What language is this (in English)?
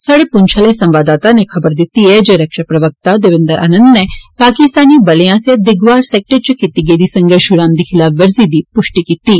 Dogri